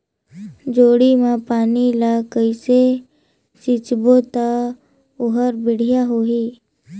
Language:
Chhattisgarhi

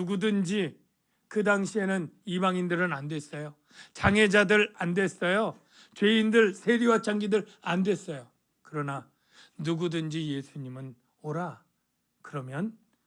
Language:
Korean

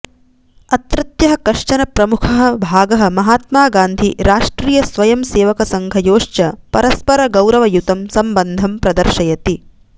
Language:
Sanskrit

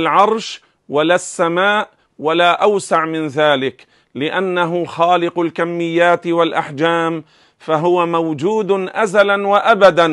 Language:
Arabic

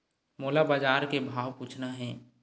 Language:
Chhattisgarhi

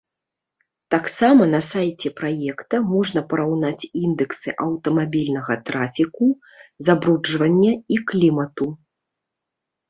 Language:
Belarusian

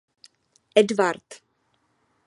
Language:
Czech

